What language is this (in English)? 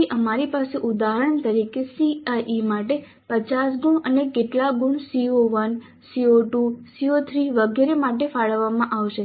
Gujarati